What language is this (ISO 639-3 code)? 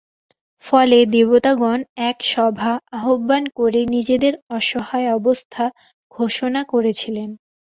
ben